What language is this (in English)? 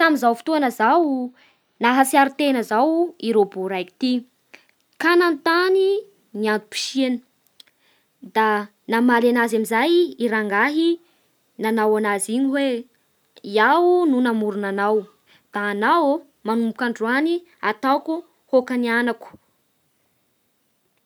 Bara Malagasy